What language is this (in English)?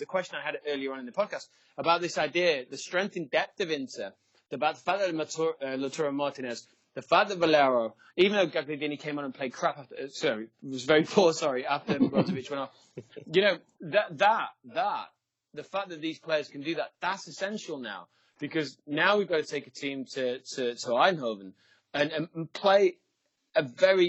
English